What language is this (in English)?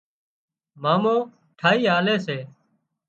Wadiyara Koli